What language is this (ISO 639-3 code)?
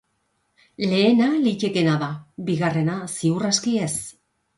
eus